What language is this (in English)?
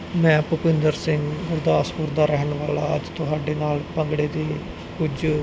Punjabi